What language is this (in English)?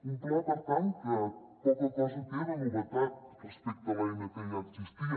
Catalan